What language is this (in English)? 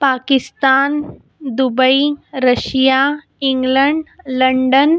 Marathi